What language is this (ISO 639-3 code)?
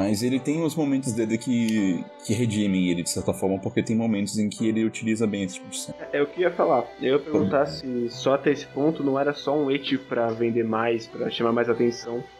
por